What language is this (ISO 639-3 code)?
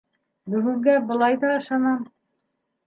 bak